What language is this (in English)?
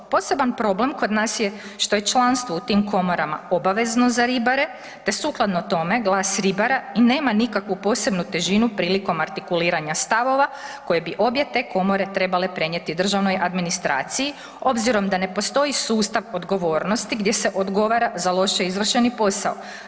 Croatian